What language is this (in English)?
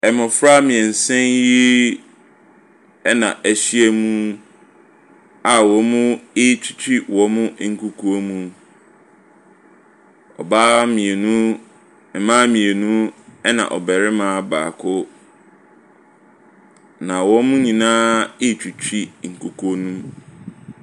Akan